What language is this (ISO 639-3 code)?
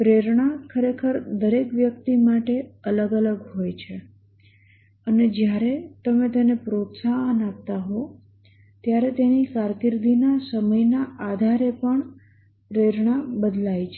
guj